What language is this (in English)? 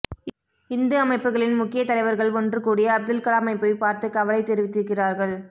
Tamil